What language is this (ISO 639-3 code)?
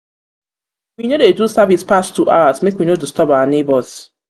pcm